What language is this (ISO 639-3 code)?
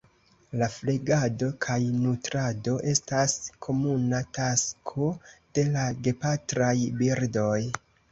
epo